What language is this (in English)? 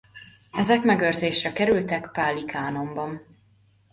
Hungarian